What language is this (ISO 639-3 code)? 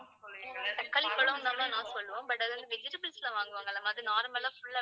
tam